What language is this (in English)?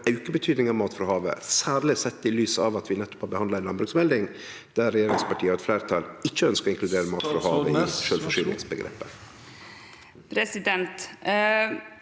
Norwegian